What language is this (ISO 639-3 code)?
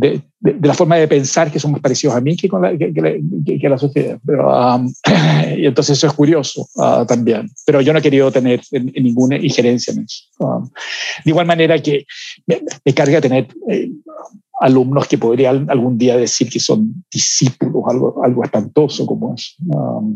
spa